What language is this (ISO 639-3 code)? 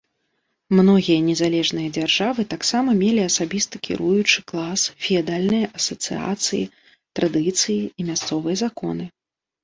bel